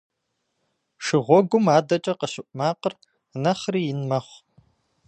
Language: Kabardian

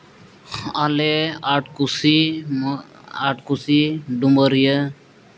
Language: Santali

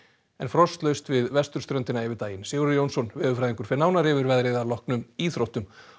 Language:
Icelandic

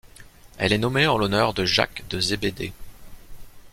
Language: French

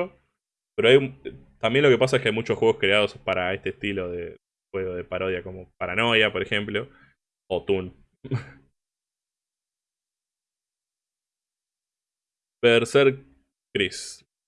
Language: Spanish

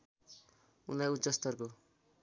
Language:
Nepali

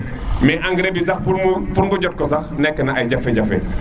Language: Serer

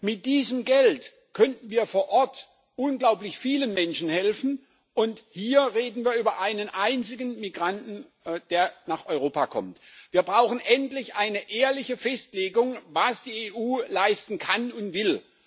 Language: German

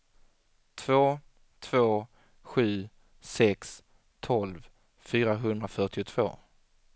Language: Swedish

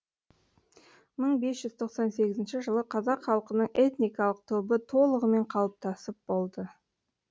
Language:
Kazakh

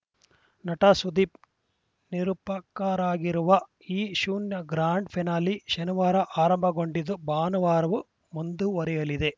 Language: Kannada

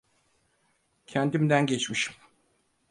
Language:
Turkish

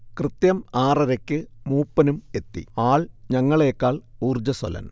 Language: Malayalam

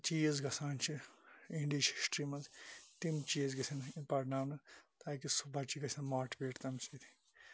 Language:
Kashmiri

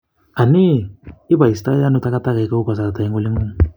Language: Kalenjin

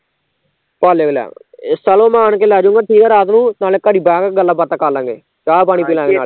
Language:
Punjabi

